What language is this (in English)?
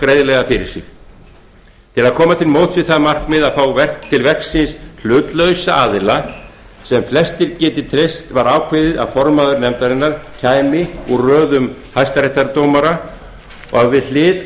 Icelandic